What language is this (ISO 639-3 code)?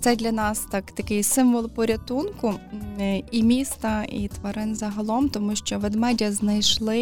ukr